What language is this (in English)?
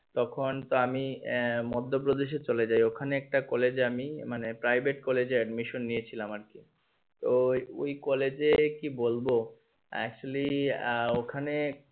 Bangla